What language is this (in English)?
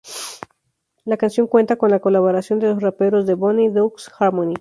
Spanish